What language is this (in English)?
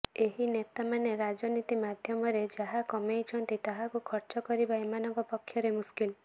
Odia